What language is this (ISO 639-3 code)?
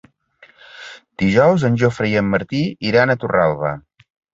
cat